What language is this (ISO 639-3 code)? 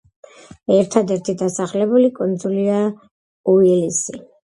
kat